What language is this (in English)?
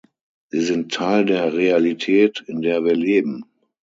German